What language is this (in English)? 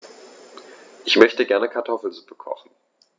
German